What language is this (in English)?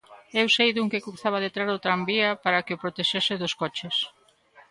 Galician